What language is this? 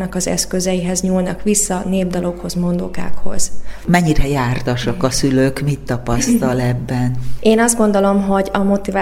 Hungarian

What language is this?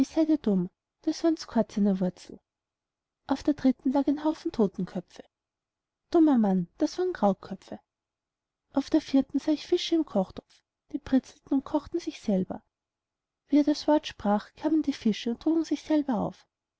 German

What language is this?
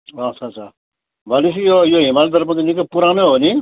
Nepali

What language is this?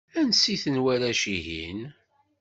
Kabyle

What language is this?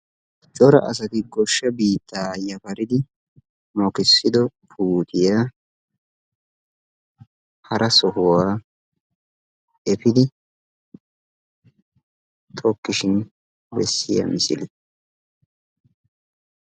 Wolaytta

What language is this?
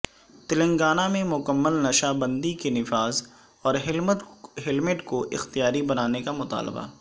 Urdu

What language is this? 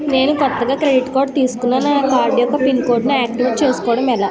Telugu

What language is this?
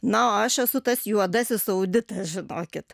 Lithuanian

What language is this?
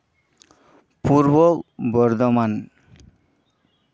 Santali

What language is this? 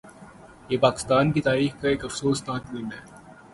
Urdu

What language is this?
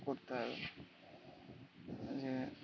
Bangla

